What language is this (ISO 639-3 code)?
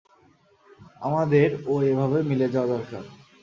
ben